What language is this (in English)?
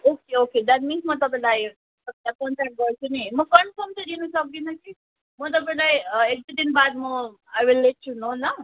Nepali